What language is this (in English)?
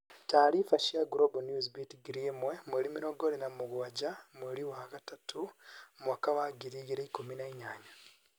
Kikuyu